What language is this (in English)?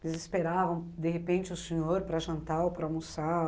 Portuguese